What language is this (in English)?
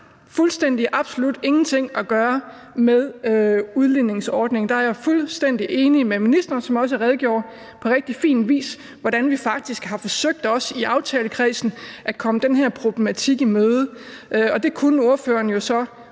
Danish